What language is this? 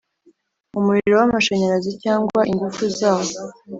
Kinyarwanda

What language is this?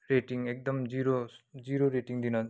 Nepali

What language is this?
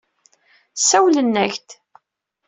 Kabyle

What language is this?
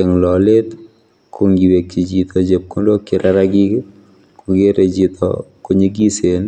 Kalenjin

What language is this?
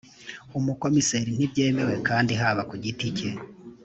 Kinyarwanda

